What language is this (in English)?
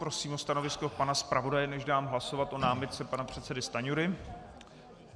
Czech